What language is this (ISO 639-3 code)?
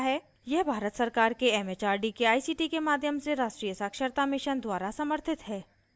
hin